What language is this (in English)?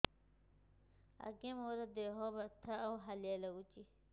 Odia